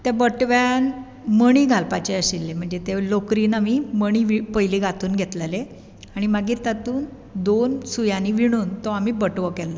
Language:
Konkani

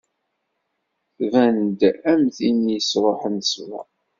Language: Kabyle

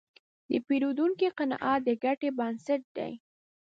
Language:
Pashto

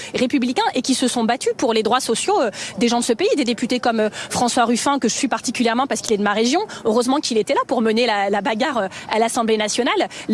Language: French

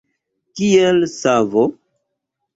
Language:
Esperanto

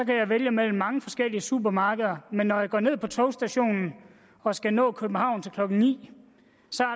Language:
Danish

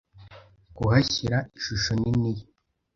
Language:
Kinyarwanda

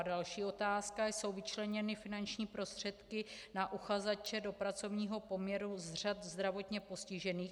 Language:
Czech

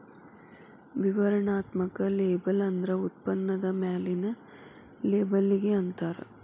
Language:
Kannada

